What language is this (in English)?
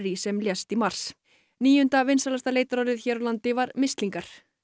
Icelandic